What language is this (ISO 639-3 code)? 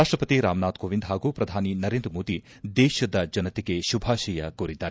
kan